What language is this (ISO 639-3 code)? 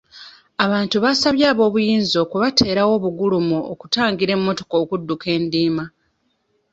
lug